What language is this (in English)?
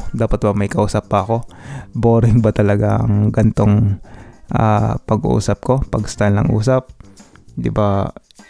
Filipino